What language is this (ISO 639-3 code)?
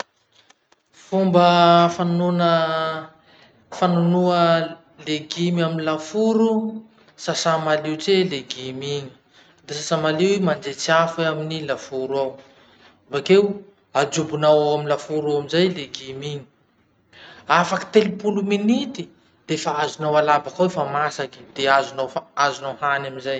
msh